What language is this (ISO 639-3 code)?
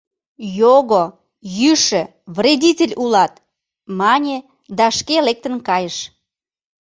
chm